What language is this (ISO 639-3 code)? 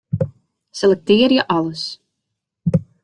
fry